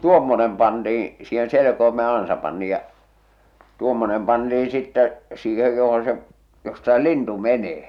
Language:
Finnish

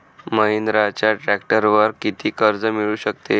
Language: Marathi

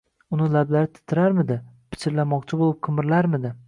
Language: Uzbek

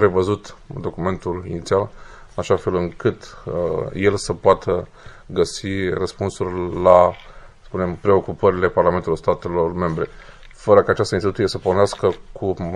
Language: Romanian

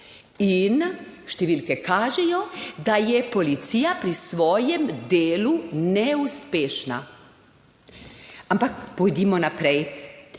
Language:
Slovenian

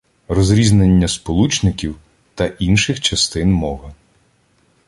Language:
Ukrainian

